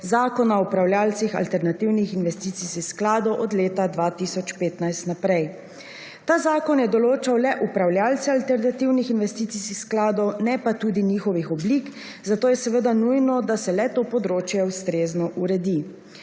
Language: Slovenian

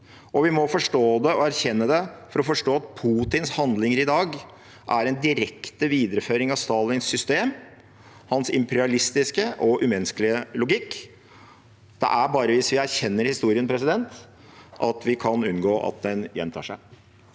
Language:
Norwegian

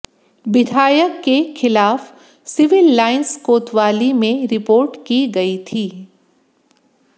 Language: Hindi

